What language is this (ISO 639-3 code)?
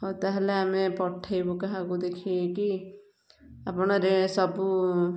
ori